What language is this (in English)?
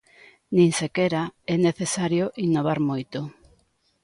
Galician